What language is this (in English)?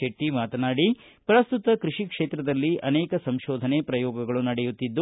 Kannada